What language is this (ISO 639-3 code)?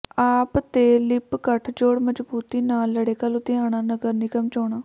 pan